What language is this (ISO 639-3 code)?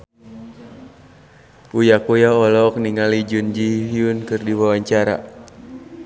sun